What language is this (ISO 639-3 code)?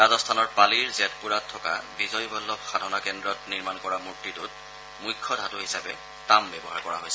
asm